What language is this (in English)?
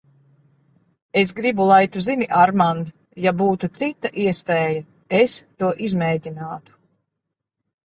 Latvian